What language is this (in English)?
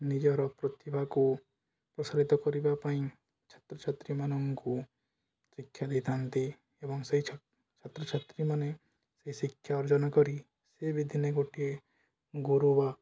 Odia